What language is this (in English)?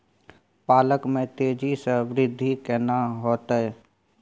Maithili